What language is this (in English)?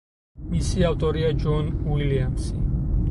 Georgian